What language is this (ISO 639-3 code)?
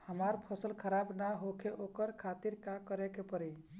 bho